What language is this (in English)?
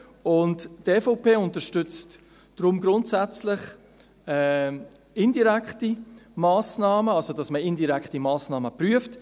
Swiss German